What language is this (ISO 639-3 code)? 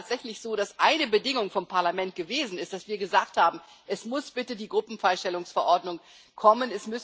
deu